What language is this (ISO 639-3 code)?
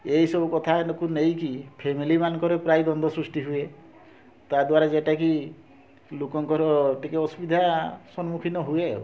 ori